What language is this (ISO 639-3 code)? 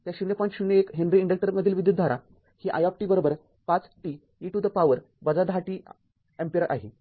mar